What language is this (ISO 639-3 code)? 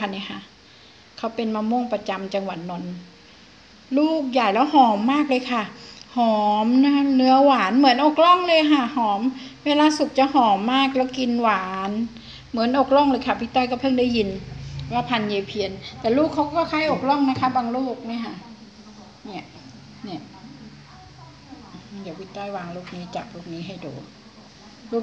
tha